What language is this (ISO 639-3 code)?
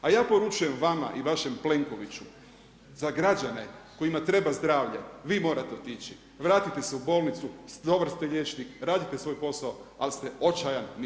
hrv